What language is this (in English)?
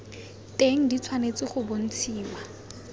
Tswana